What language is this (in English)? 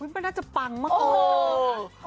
Thai